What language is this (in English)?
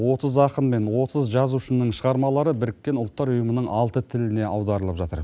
Kazakh